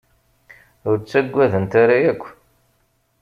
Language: Kabyle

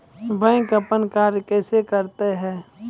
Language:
Maithili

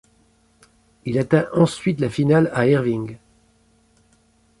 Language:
French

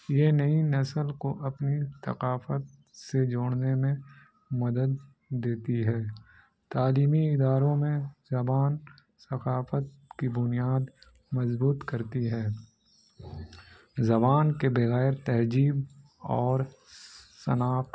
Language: Urdu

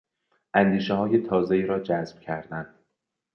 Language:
Persian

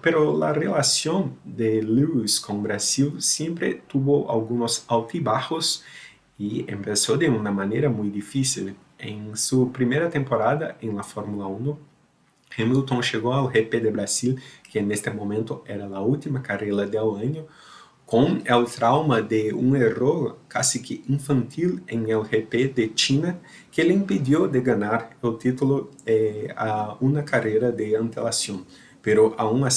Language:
Portuguese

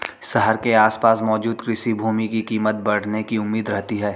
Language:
Hindi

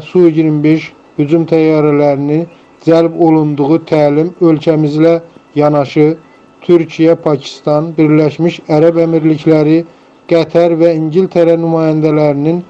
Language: Turkish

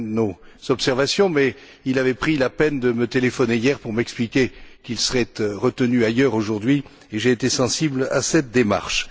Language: French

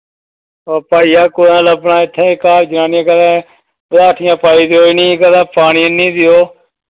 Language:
Dogri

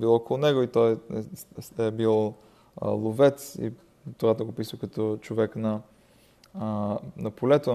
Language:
Bulgarian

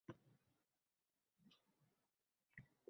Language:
Uzbek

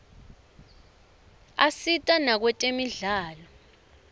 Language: Swati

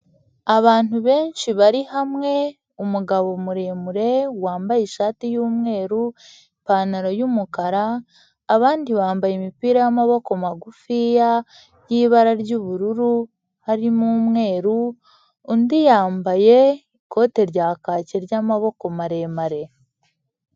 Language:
Kinyarwanda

